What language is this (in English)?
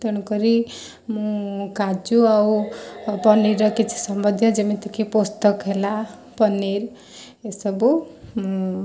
Odia